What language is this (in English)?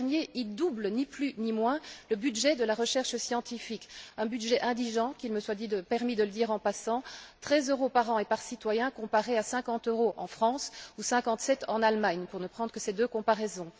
French